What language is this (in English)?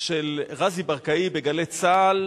Hebrew